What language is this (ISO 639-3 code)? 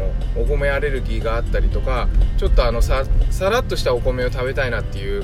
jpn